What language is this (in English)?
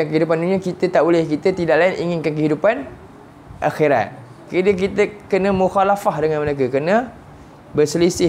Malay